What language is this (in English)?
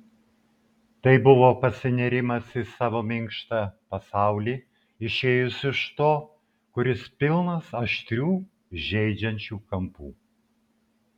Lithuanian